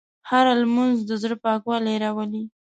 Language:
Pashto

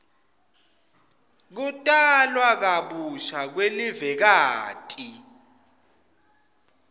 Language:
Swati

